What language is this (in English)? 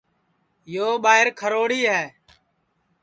Sansi